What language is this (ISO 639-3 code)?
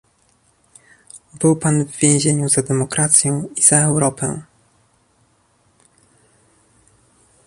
pol